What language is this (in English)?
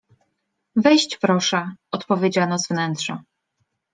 Polish